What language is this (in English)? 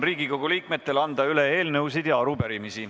Estonian